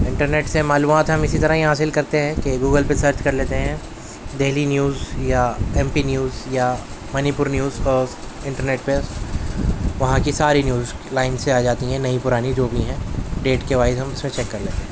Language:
Urdu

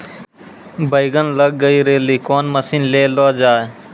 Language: Maithili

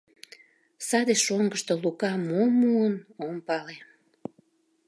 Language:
Mari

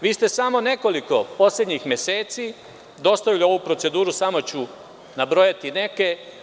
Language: Serbian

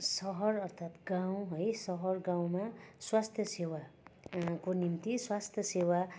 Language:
Nepali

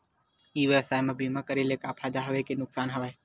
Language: Chhattisgarhi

